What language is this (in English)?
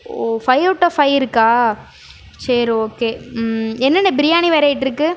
Tamil